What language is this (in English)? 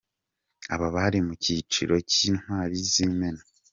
Kinyarwanda